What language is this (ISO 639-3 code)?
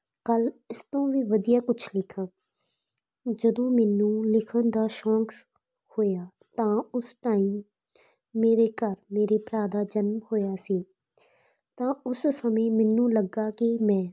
pan